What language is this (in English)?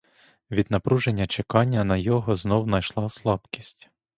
Ukrainian